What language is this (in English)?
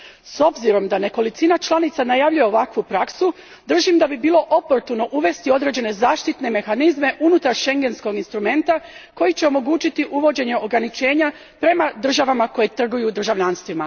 Croatian